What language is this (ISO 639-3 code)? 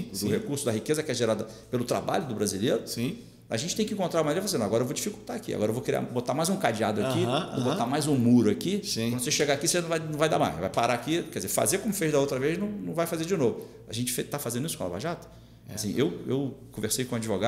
por